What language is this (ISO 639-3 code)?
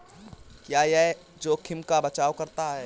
hin